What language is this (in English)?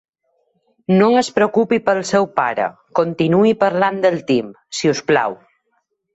Catalan